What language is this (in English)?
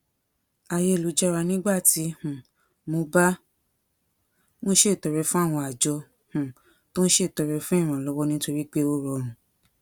Yoruba